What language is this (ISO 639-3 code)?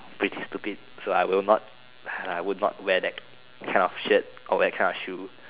eng